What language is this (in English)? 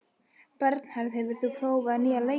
Icelandic